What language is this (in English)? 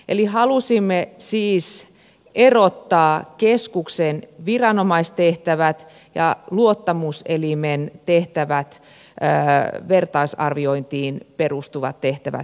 Finnish